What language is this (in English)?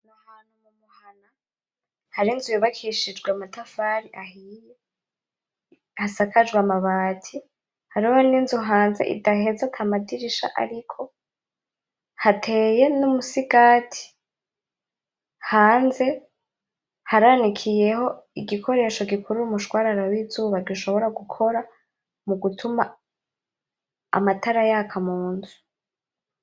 Rundi